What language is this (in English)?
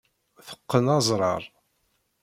Kabyle